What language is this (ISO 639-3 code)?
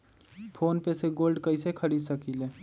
mag